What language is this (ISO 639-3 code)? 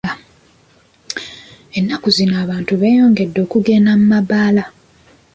lug